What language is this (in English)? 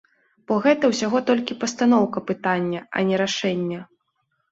Belarusian